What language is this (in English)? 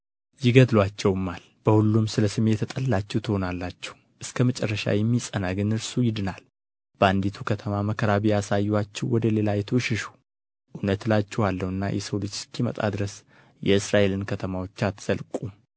Amharic